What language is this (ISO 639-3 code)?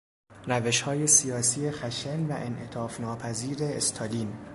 fas